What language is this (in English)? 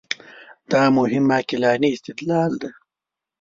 Pashto